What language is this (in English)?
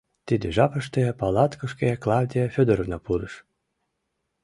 Mari